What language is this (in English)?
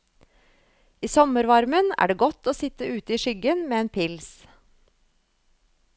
Norwegian